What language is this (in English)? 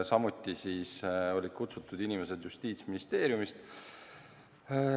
Estonian